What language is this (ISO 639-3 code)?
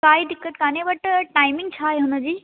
snd